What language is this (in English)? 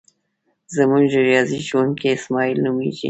Pashto